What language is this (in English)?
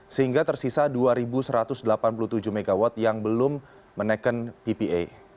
Indonesian